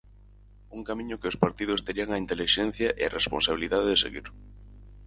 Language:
Galician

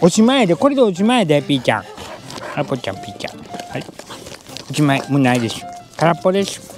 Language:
Japanese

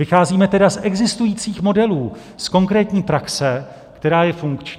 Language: Czech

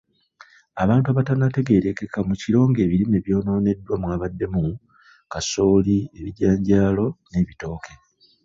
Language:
Ganda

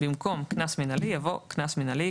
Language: Hebrew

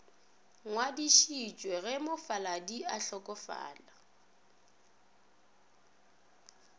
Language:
Northern Sotho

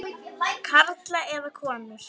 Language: Icelandic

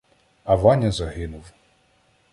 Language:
Ukrainian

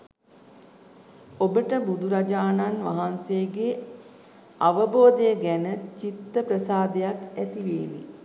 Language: Sinhala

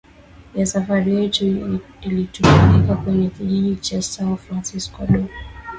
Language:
Swahili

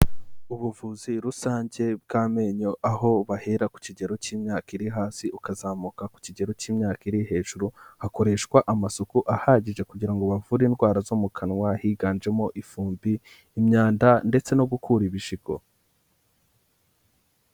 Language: Kinyarwanda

